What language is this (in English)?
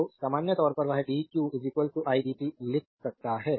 Hindi